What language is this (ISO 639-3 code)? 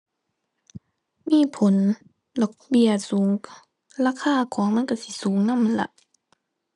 tha